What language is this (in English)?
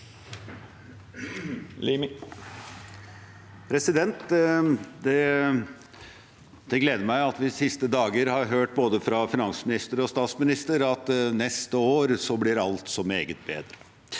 Norwegian